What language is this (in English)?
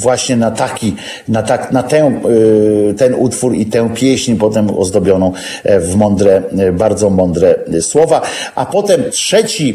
Polish